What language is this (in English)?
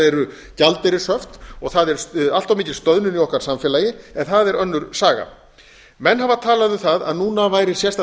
Icelandic